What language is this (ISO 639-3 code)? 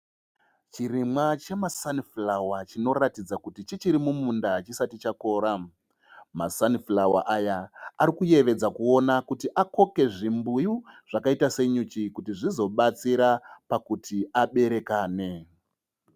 sna